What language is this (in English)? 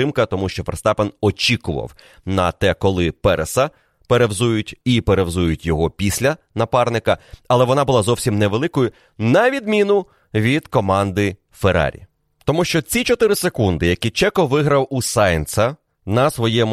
Ukrainian